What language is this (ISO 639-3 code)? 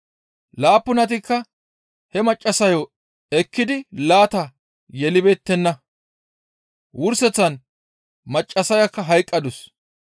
gmv